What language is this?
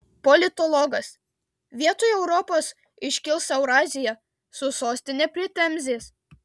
Lithuanian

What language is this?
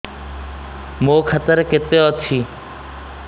Odia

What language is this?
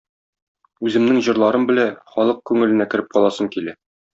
Tatar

